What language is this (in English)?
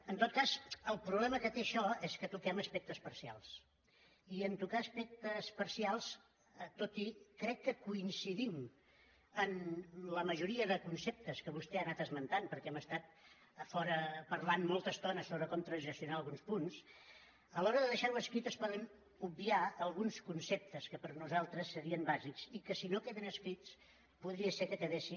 Catalan